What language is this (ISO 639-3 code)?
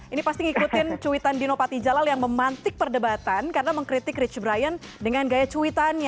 ind